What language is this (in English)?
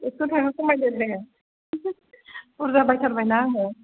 Bodo